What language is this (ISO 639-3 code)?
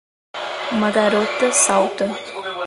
por